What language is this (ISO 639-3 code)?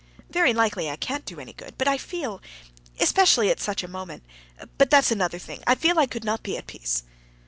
eng